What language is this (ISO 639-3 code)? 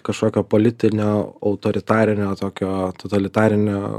lit